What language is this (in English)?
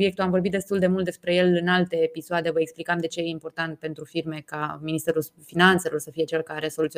Romanian